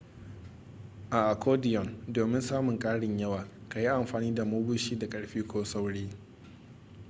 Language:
Hausa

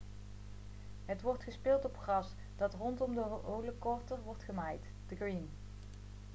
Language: Dutch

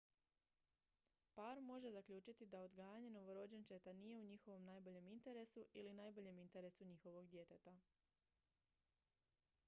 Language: Croatian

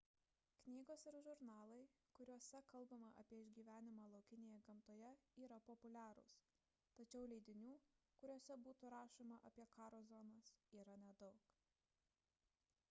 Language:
Lithuanian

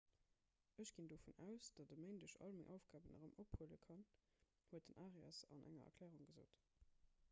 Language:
Luxembourgish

